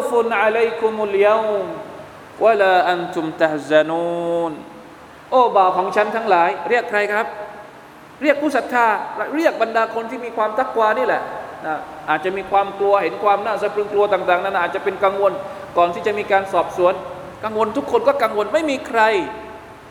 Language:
Thai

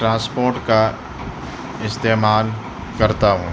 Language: Urdu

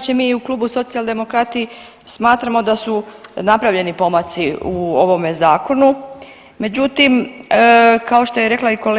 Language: Croatian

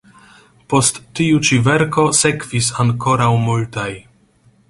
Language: Esperanto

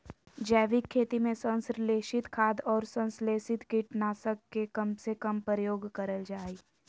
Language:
Magahi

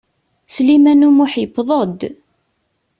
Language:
Kabyle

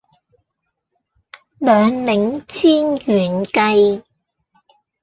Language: Cantonese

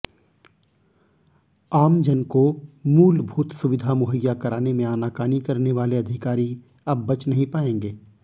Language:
Hindi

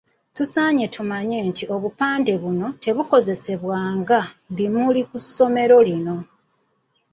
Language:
Ganda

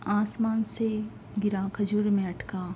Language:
Urdu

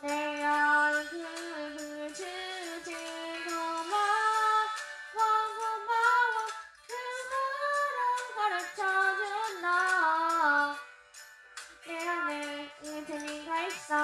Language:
Korean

